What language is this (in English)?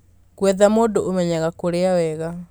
Kikuyu